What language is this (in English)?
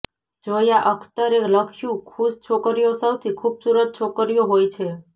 Gujarati